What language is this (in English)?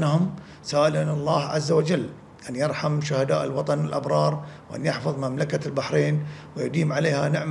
Arabic